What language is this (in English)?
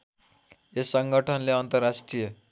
Nepali